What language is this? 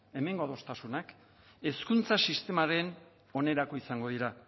Basque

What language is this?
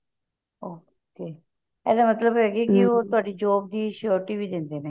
Punjabi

